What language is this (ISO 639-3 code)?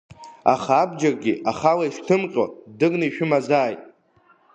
abk